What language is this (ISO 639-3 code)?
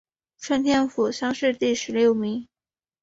zho